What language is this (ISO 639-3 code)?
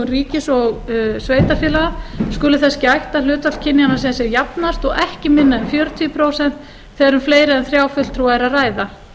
isl